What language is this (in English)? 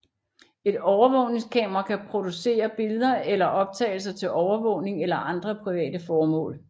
Danish